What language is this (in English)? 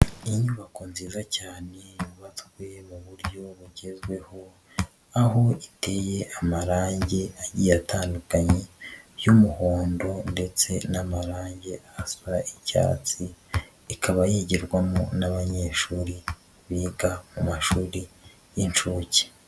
Kinyarwanda